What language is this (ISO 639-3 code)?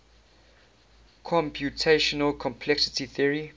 eng